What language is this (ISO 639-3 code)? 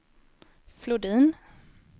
swe